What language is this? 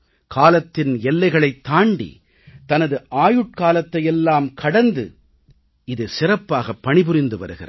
Tamil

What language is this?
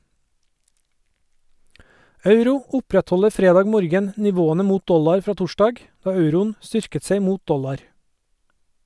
Norwegian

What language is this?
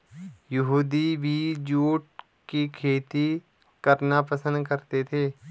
Hindi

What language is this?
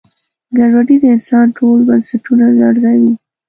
Pashto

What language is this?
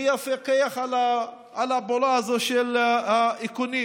Hebrew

